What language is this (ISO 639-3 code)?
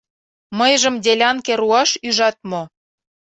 chm